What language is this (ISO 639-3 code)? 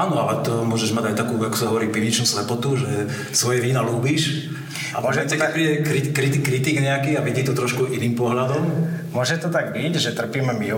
slk